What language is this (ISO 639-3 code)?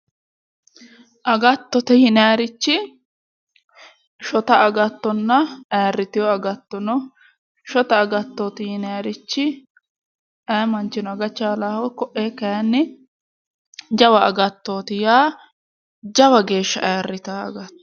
sid